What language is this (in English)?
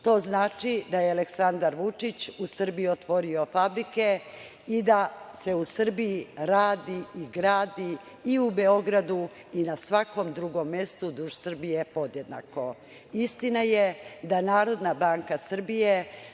Serbian